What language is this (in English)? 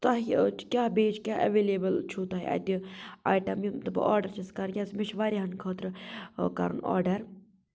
Kashmiri